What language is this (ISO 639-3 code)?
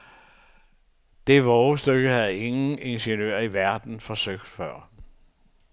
dan